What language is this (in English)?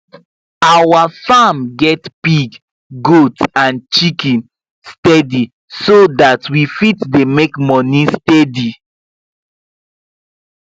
Nigerian Pidgin